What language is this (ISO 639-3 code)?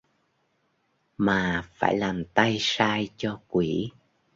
vie